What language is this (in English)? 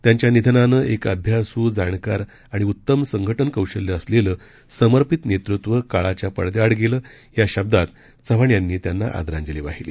Marathi